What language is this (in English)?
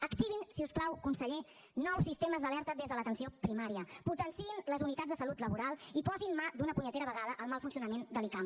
Catalan